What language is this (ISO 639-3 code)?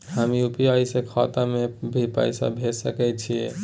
mai